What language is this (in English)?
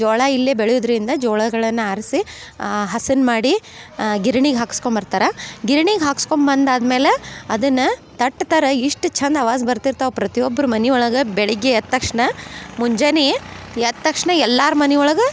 Kannada